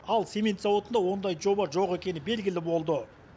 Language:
Kazakh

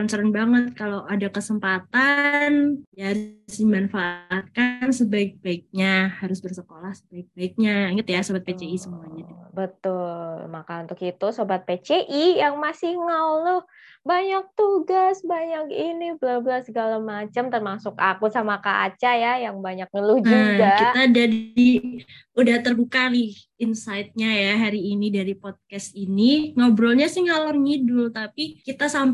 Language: Indonesian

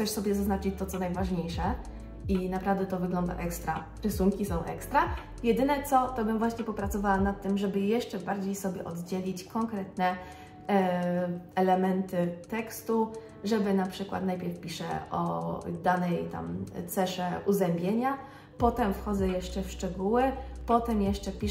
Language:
Polish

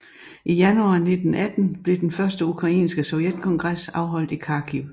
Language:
Danish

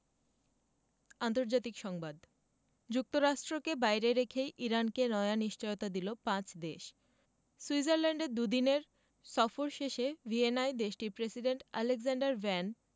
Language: Bangla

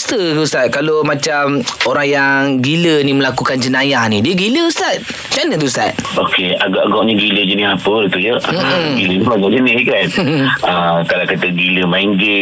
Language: Malay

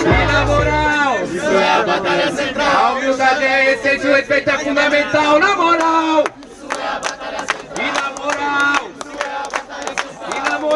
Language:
Portuguese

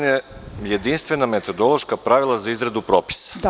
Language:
Serbian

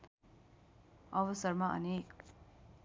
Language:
Nepali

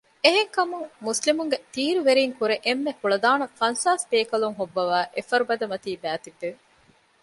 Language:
Divehi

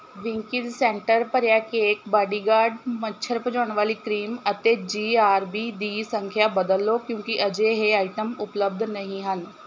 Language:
Punjabi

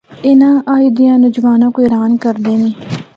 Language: Northern Hindko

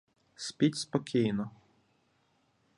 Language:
Ukrainian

